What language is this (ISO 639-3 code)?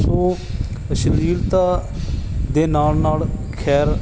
pan